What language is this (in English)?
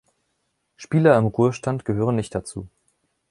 German